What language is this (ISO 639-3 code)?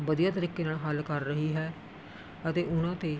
pan